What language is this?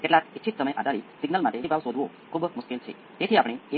Gujarati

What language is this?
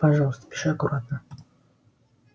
Russian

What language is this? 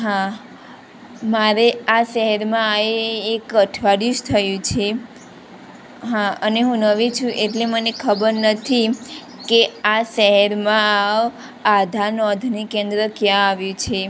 Gujarati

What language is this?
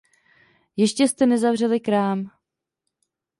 Czech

